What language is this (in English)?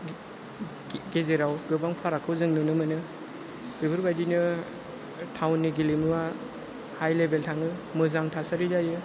Bodo